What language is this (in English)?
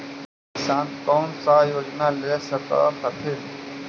Magahi